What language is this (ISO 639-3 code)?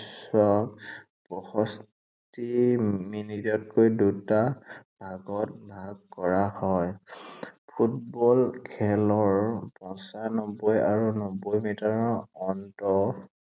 asm